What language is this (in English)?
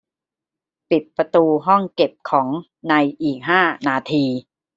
Thai